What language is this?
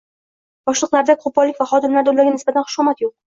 Uzbek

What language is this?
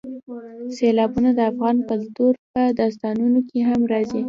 Pashto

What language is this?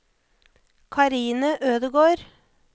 Norwegian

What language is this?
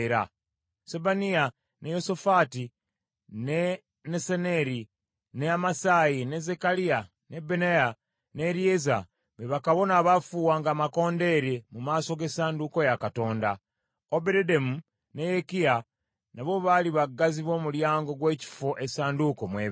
Ganda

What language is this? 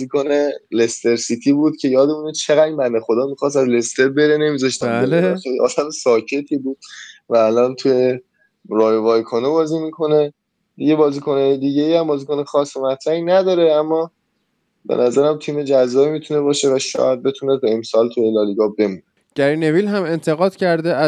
Persian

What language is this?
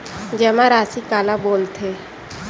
Chhattisgarhi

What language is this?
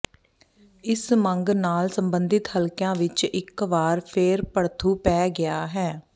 Punjabi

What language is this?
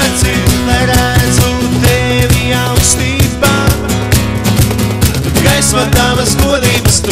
Latvian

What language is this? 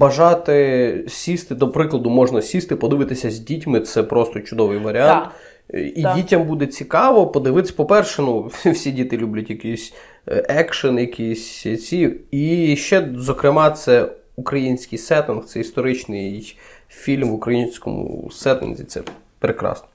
Ukrainian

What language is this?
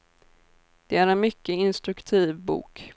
Swedish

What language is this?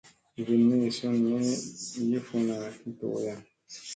Musey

